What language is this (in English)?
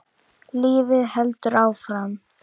Icelandic